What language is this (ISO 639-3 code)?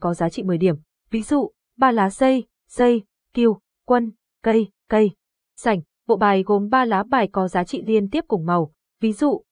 vie